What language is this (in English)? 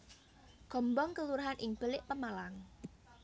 Javanese